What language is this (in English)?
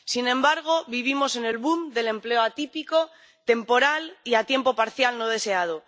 Spanish